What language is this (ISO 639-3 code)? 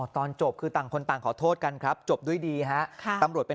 tha